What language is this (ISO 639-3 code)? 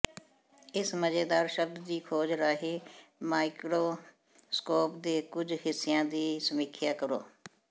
pan